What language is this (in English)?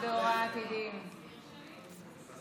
Hebrew